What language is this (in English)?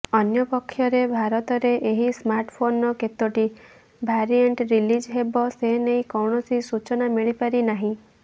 Odia